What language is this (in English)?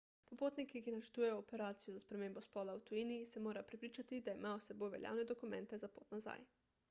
Slovenian